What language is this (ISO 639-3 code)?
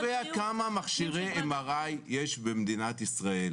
heb